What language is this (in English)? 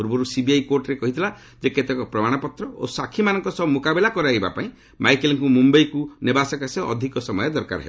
Odia